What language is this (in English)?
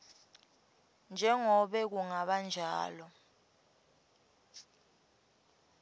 Swati